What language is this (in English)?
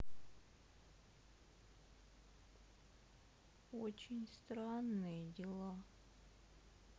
Russian